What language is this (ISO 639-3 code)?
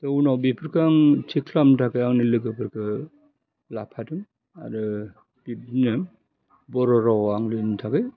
brx